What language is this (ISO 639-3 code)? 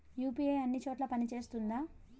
tel